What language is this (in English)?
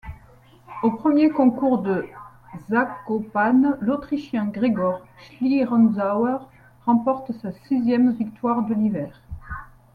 French